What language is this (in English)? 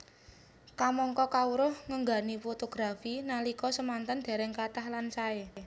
Javanese